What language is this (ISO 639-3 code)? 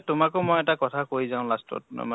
asm